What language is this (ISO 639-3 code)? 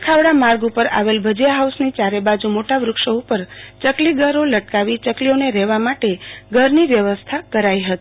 guj